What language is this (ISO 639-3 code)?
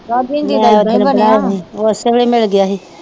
pan